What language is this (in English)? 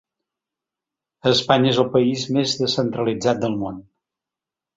Catalan